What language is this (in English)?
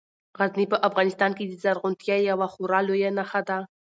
Pashto